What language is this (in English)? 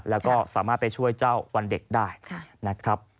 Thai